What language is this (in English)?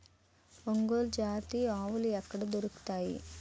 Telugu